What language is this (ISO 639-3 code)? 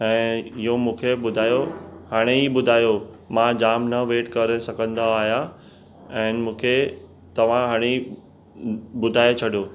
snd